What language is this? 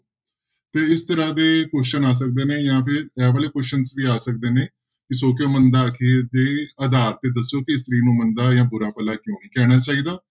Punjabi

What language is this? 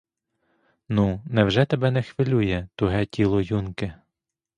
Ukrainian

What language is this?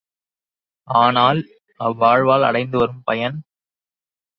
Tamil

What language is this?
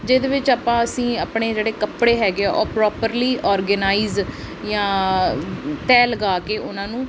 Punjabi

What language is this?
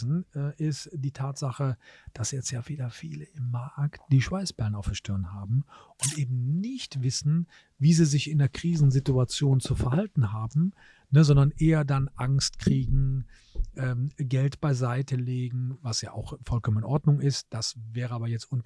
German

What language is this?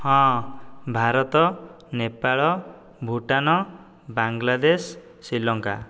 Odia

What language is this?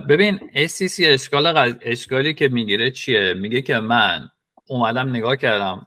Persian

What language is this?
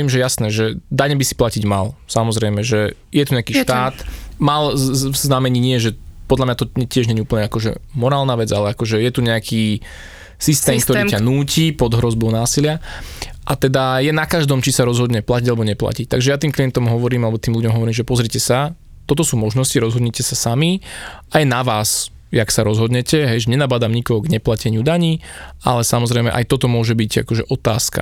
Slovak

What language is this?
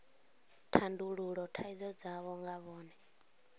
Venda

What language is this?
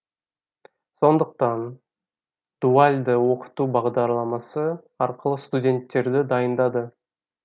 Kazakh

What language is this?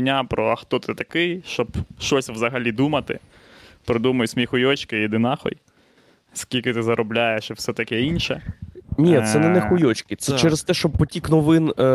Ukrainian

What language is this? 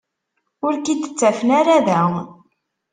Kabyle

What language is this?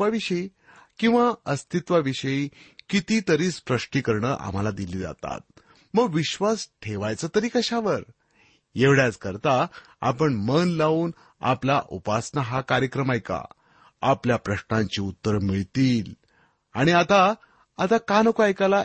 Marathi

